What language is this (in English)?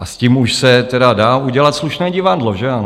Czech